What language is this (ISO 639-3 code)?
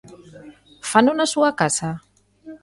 glg